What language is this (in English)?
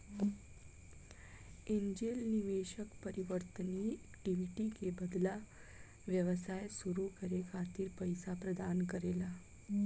Bhojpuri